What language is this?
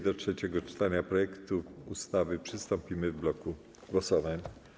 Polish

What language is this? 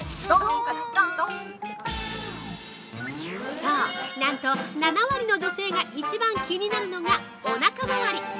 Japanese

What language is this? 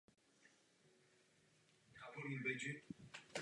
Czech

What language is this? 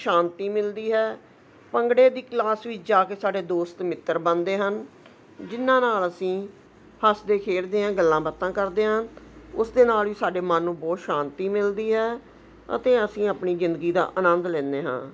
Punjabi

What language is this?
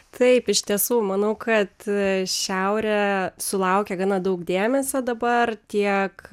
Lithuanian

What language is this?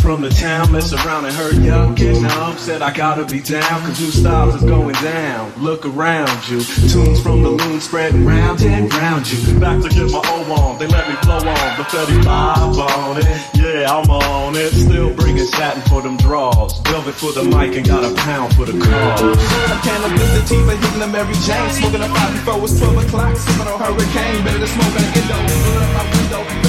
English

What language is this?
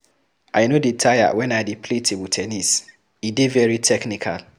Nigerian Pidgin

